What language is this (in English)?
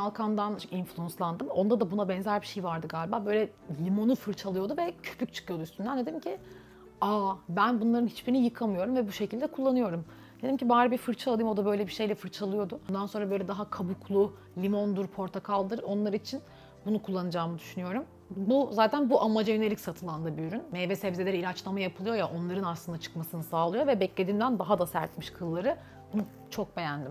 Turkish